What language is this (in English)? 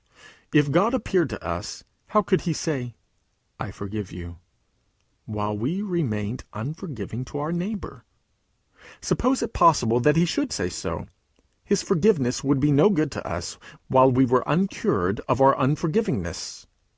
English